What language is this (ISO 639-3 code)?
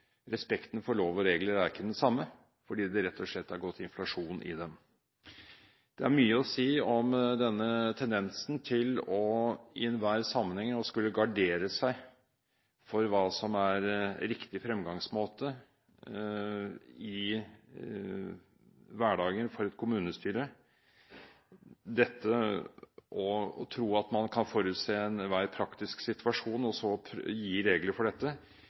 nob